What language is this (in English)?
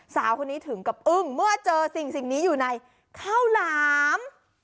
Thai